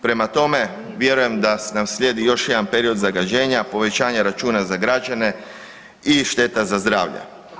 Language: Croatian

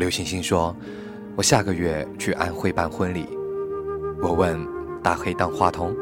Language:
Chinese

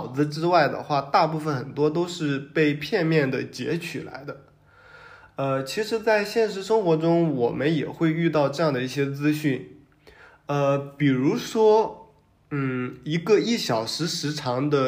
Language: Chinese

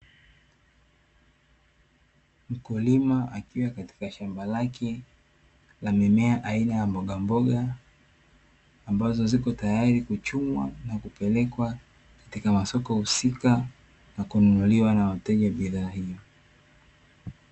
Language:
Swahili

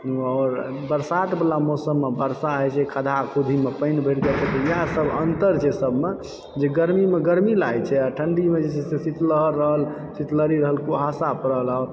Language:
Maithili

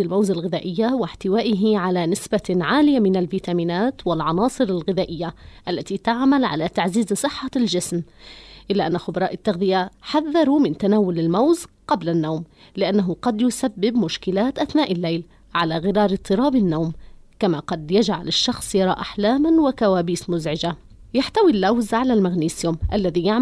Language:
Arabic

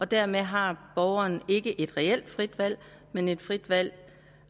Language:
Danish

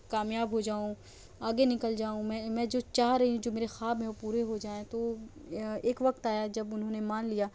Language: Urdu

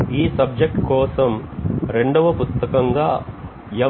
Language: Telugu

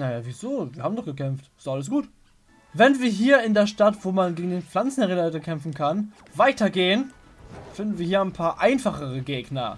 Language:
German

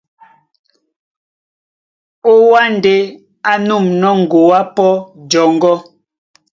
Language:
Duala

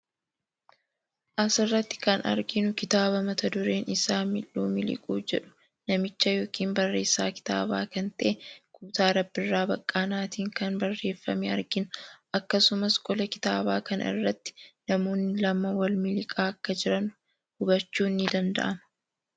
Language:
Oromo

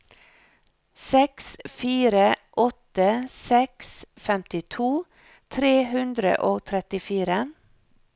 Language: Norwegian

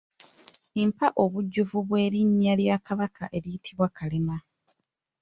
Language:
Ganda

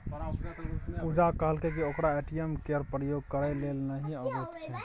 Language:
Maithili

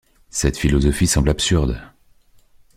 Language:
French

